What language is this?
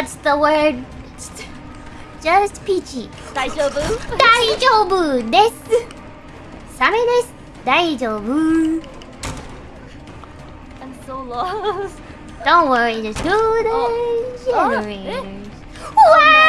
English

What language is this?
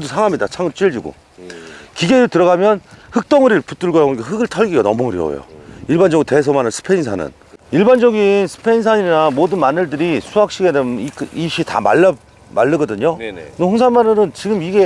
Korean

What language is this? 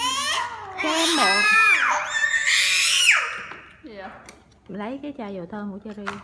Vietnamese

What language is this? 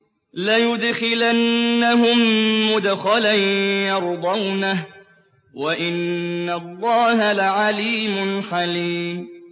Arabic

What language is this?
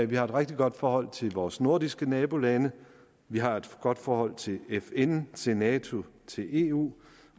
Danish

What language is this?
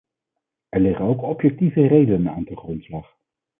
Dutch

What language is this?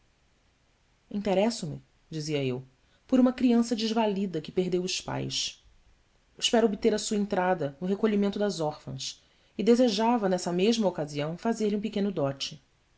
Portuguese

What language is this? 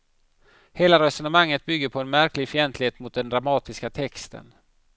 Swedish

